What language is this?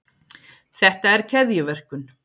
Icelandic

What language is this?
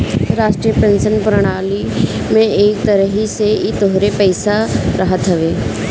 Bhojpuri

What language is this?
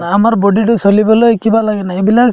Assamese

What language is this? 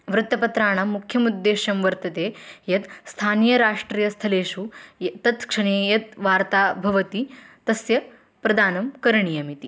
Sanskrit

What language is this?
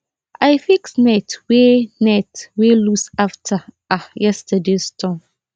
Nigerian Pidgin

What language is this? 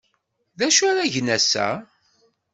Kabyle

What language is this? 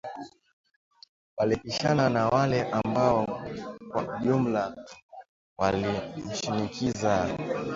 Swahili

